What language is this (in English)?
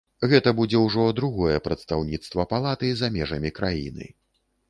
Belarusian